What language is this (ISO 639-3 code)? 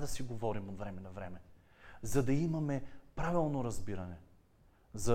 bul